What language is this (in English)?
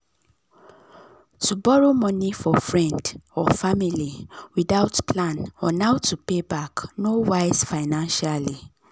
Nigerian Pidgin